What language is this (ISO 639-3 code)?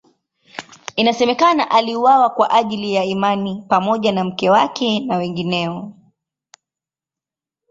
swa